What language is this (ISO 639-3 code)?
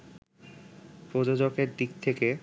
ben